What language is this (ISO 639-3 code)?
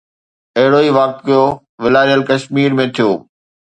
snd